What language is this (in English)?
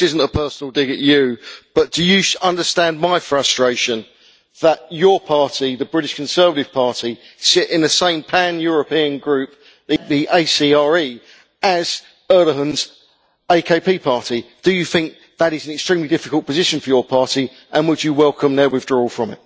English